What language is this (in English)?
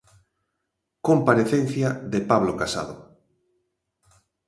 Galician